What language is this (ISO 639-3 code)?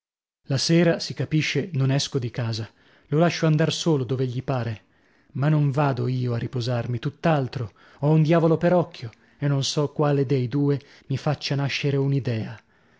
ita